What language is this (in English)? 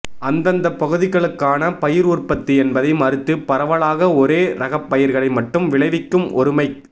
Tamil